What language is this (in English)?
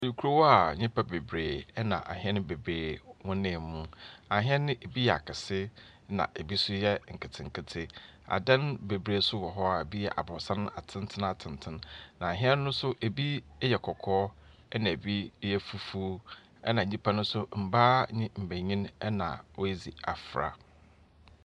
Akan